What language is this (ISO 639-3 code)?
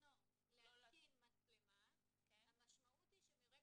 heb